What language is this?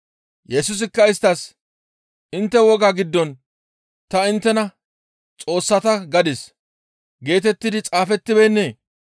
Gamo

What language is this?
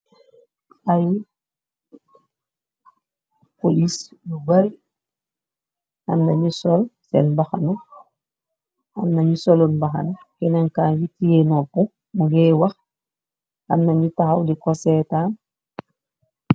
Wolof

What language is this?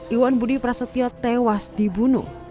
Indonesian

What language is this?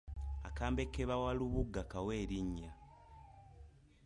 Ganda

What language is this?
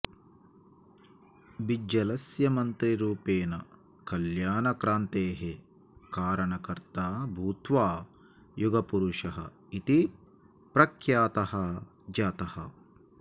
Sanskrit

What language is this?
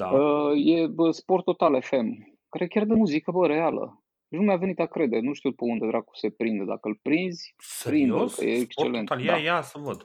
Romanian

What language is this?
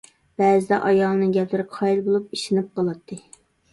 Uyghur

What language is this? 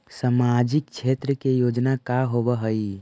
Magahi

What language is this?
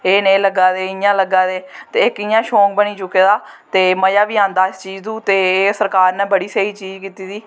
Dogri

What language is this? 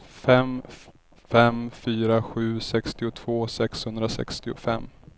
Swedish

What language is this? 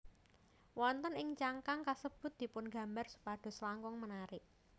Javanese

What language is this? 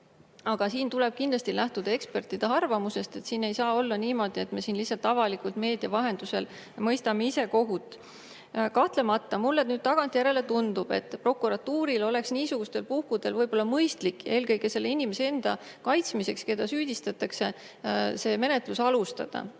Estonian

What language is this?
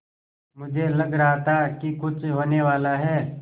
Hindi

